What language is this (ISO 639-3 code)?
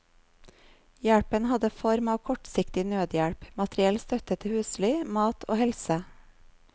nor